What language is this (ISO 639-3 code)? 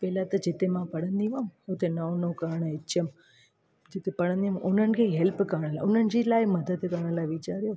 snd